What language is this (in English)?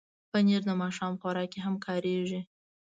Pashto